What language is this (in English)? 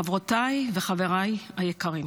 Hebrew